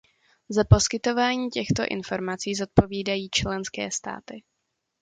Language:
Czech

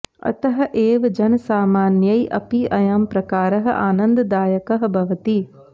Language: Sanskrit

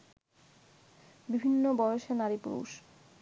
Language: Bangla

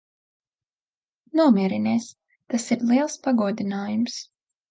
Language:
Latvian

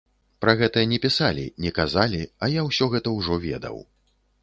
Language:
Belarusian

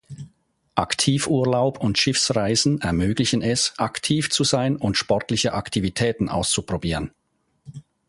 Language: German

